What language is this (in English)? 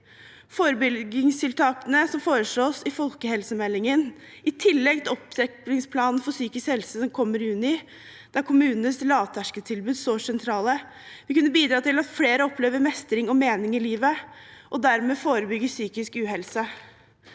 Norwegian